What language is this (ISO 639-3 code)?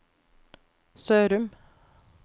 nor